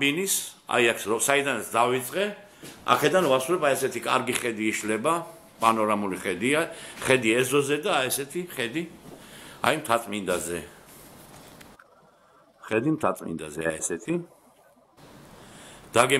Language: Turkish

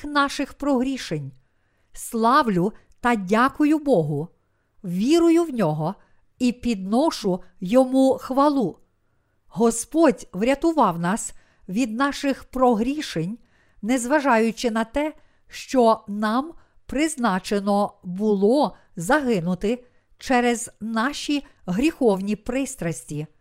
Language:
Ukrainian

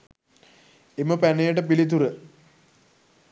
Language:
Sinhala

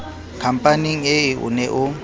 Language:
Southern Sotho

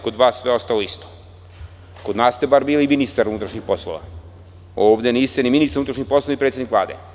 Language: Serbian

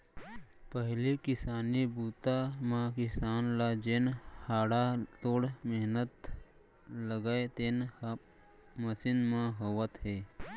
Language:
Chhattisgarhi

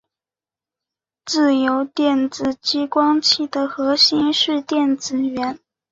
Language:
Chinese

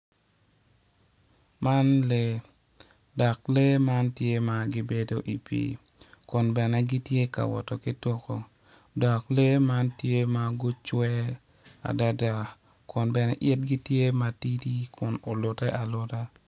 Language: Acoli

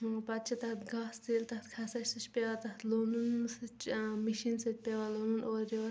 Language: Kashmiri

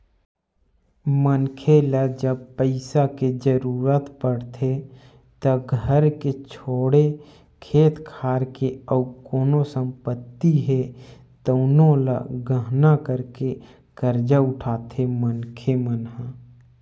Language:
Chhattisgarhi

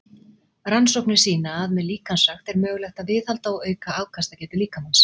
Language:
Icelandic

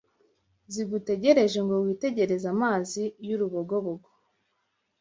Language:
Kinyarwanda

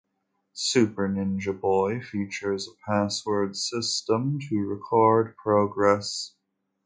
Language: English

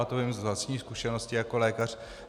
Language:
Czech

